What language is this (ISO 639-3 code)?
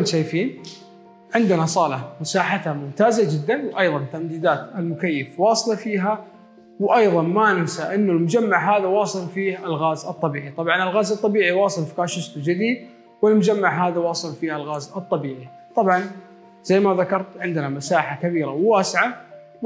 ara